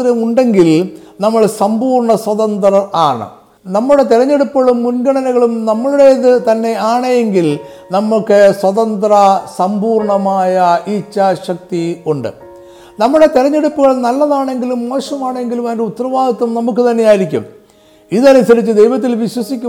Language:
Malayalam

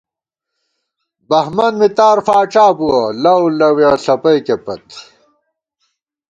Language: Gawar-Bati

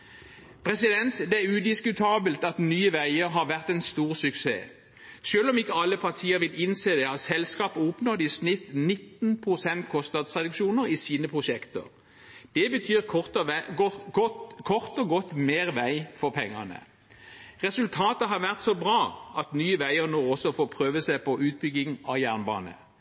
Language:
Norwegian Bokmål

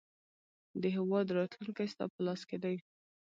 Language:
Pashto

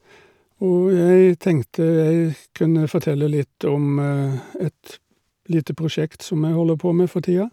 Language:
Norwegian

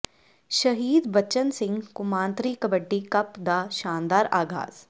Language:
Punjabi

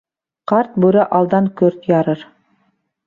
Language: Bashkir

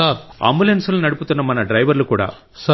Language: Telugu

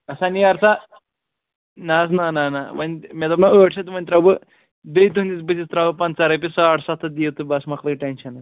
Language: Kashmiri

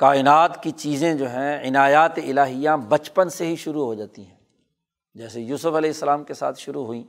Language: Urdu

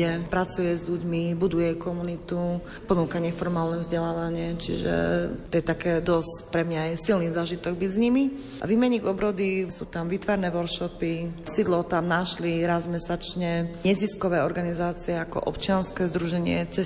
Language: Slovak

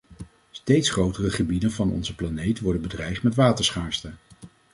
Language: Dutch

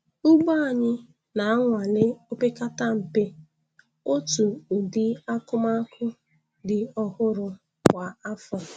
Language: Igbo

